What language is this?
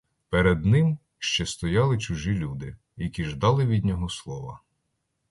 Ukrainian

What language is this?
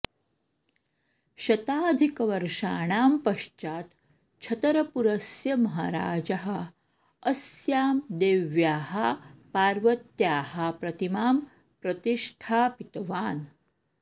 Sanskrit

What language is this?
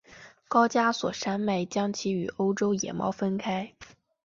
Chinese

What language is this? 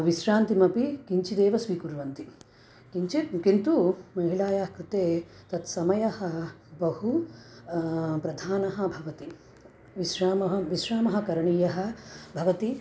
Sanskrit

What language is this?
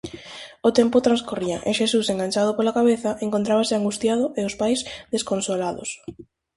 Galician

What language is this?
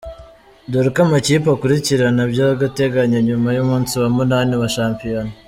Kinyarwanda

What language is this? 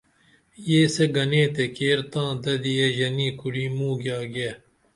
Dameli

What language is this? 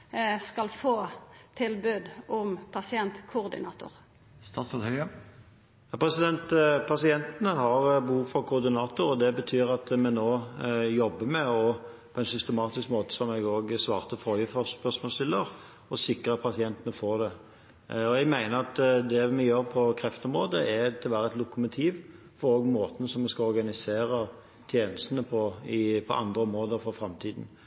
Norwegian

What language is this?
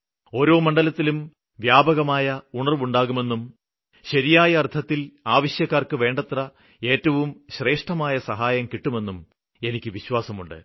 Malayalam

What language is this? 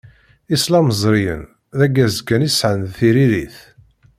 Kabyle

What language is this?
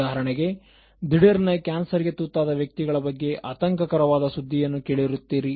Kannada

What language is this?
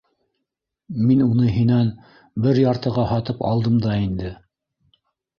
Bashkir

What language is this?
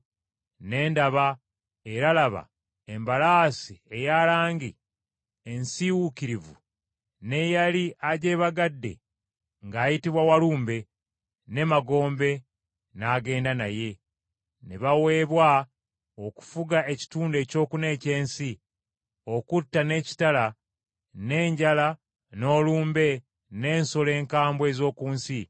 Ganda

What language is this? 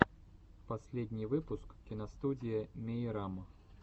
Russian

